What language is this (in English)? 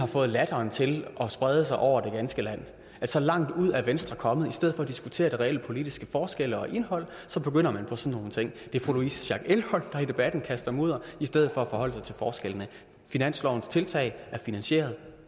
Danish